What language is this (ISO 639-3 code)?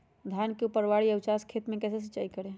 mag